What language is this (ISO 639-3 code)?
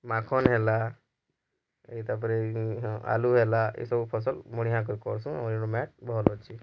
ori